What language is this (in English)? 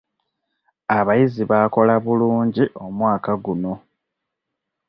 Ganda